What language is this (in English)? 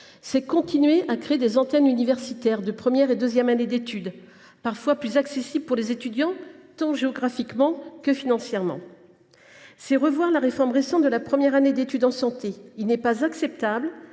French